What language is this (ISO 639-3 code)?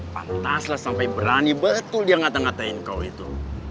ind